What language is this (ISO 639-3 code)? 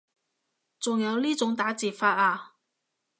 yue